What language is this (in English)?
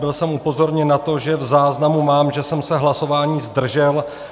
Czech